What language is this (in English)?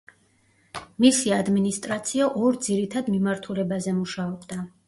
Georgian